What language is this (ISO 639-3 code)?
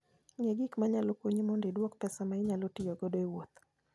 luo